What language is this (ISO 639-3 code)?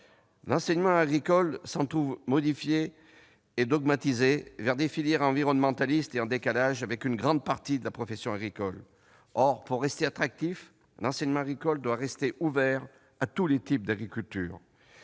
fra